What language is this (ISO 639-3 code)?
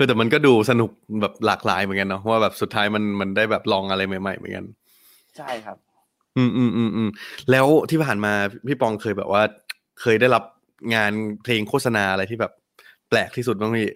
tha